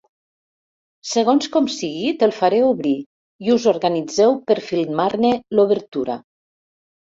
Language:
Catalan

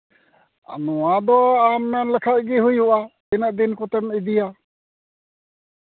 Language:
Santali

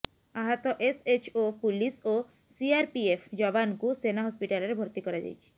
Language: Odia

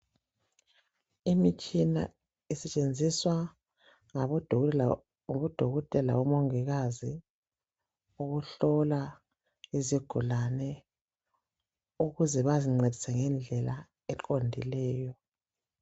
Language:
North Ndebele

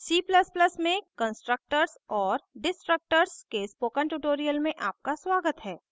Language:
Hindi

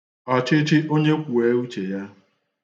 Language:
Igbo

